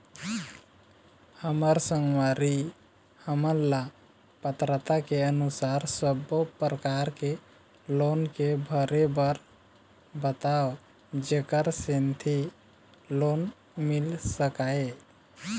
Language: Chhattisgarhi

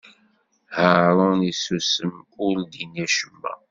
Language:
Kabyle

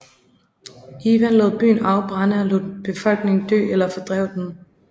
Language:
Danish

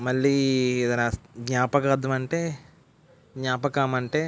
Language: Telugu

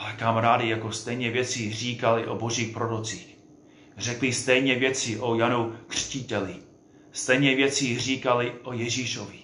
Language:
Czech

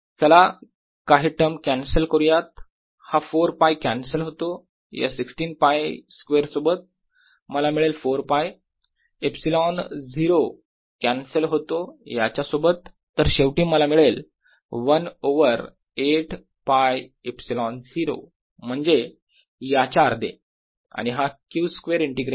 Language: Marathi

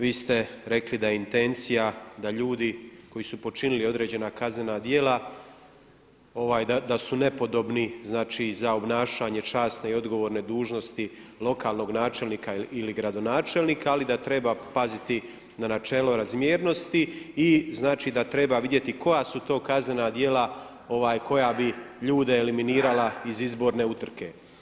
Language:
Croatian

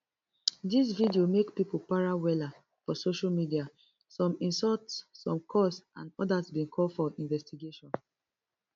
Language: Nigerian Pidgin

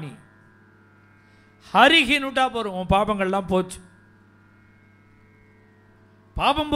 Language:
Arabic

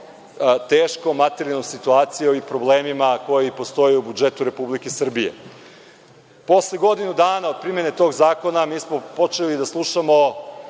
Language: Serbian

